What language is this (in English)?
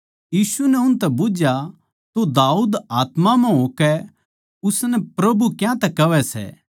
Haryanvi